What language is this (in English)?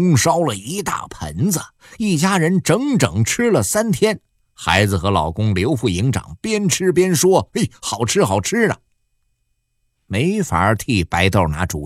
Chinese